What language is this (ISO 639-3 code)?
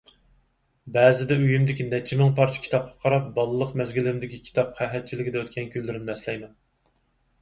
uig